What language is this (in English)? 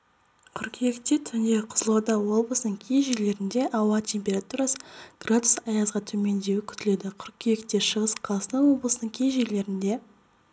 Kazakh